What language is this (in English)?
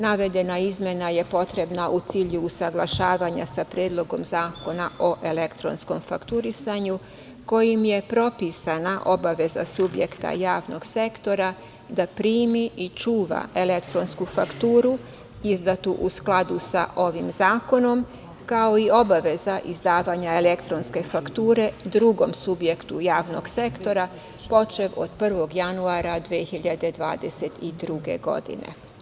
Serbian